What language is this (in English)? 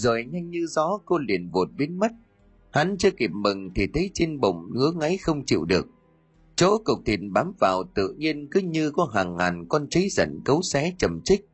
Vietnamese